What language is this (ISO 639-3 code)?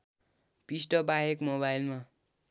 nep